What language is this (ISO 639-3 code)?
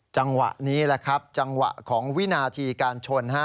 tha